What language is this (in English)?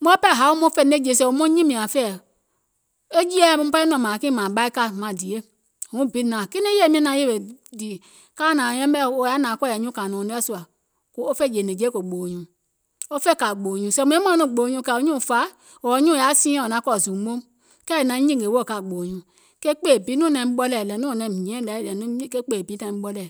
Gola